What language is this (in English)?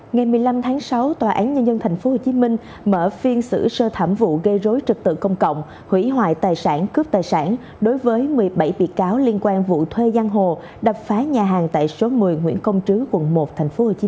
Vietnamese